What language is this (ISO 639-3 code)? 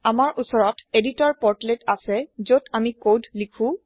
asm